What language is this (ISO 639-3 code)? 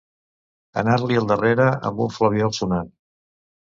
cat